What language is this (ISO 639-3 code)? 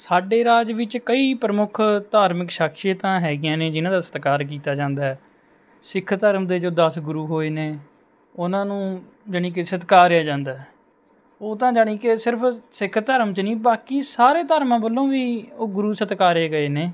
pan